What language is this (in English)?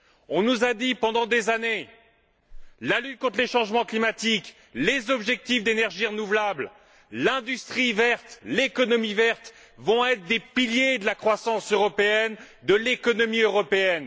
French